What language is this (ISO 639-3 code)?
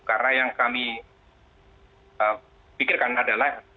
ind